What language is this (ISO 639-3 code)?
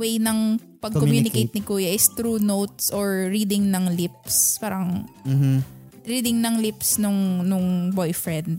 fil